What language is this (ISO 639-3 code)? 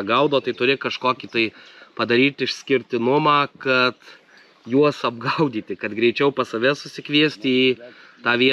lit